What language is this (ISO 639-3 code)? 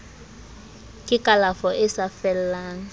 sot